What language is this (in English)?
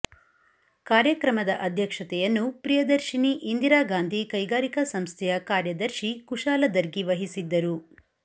Kannada